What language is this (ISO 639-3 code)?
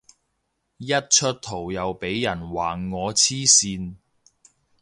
yue